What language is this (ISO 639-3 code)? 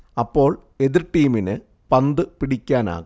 mal